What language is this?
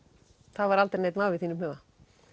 Icelandic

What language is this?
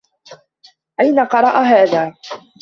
Arabic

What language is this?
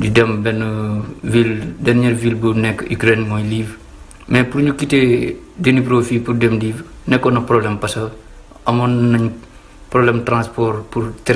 French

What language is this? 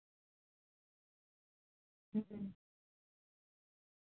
Santali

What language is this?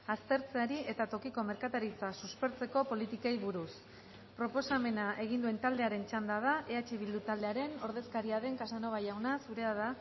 Basque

